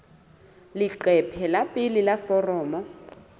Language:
Southern Sotho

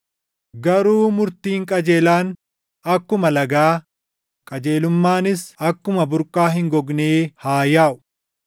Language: Oromo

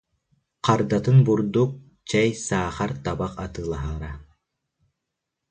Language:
Yakut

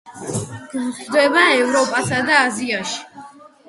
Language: Georgian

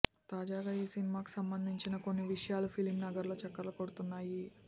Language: Telugu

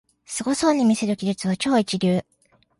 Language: Japanese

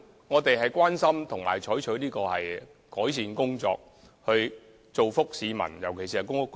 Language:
Cantonese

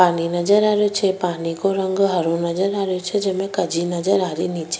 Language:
Rajasthani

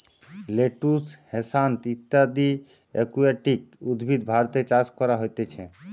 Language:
Bangla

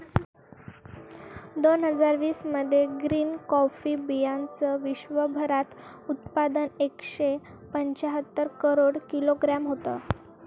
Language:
Marathi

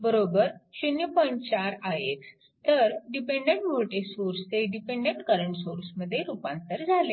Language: Marathi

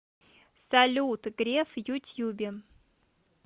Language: Russian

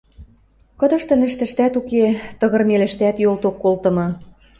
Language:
Western Mari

